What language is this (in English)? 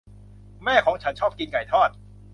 Thai